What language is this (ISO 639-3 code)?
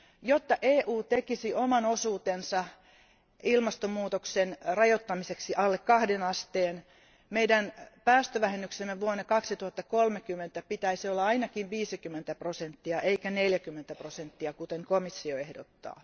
fin